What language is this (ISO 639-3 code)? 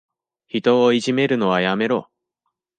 jpn